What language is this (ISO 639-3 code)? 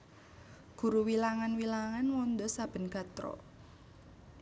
jav